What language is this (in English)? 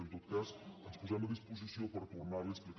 Catalan